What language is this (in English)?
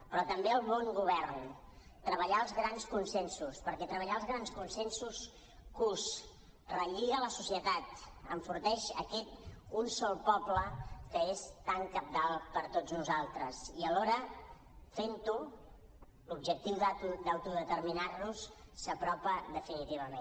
Catalan